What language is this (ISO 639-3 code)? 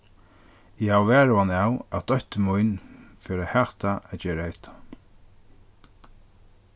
fao